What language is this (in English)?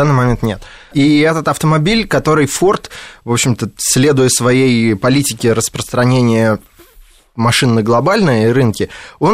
Russian